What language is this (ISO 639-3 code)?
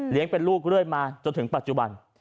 tha